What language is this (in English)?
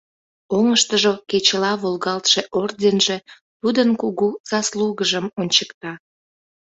Mari